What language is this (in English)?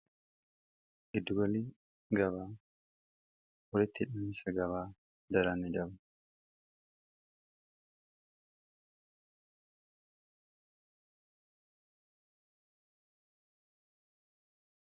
Oromo